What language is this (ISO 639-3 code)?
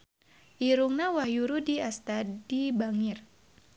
sun